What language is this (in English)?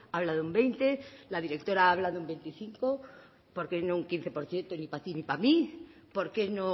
Spanish